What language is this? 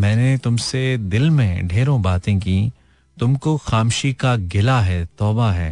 Hindi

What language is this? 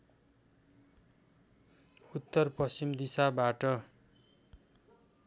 Nepali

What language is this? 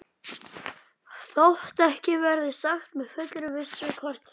Icelandic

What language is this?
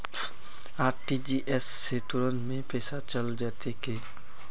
Magahi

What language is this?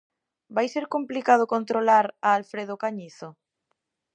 Galician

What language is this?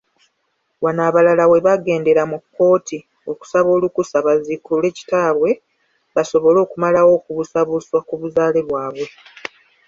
Ganda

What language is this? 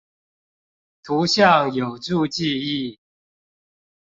Chinese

